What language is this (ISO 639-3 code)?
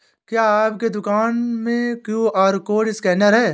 hin